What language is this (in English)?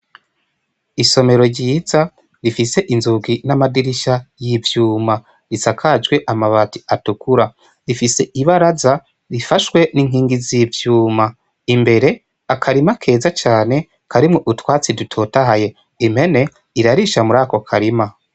Rundi